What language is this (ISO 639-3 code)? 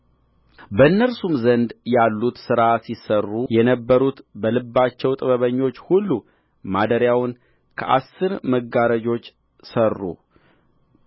amh